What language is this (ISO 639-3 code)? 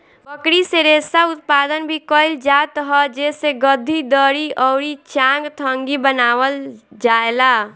bho